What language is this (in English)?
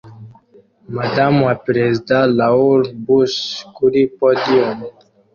Kinyarwanda